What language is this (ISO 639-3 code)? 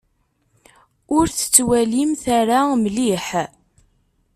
kab